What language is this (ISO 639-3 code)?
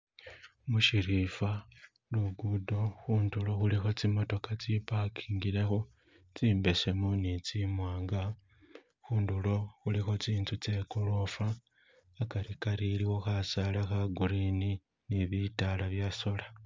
myx